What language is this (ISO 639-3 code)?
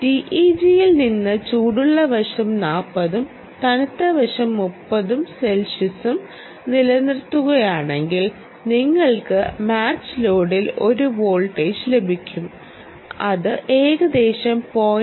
mal